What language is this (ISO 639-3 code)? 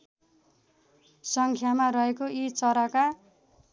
nep